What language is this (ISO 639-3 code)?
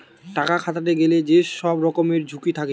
ben